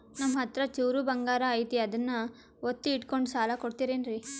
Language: Kannada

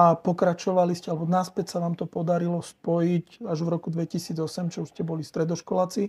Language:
Slovak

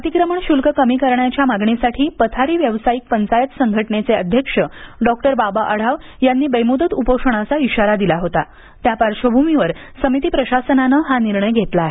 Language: Marathi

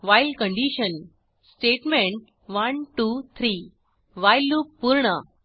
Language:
Marathi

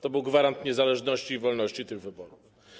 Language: Polish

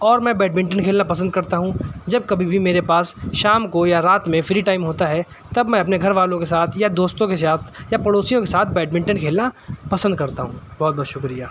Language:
Urdu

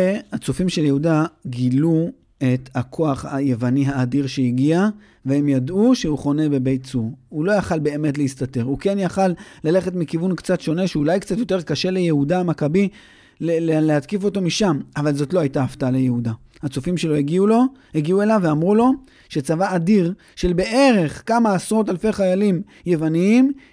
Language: Hebrew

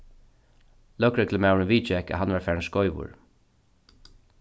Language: Faroese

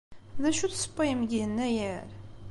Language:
Kabyle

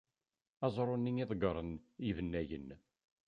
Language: Kabyle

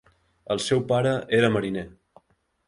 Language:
Catalan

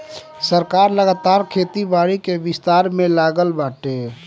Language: Bhojpuri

